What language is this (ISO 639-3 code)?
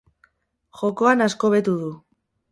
eus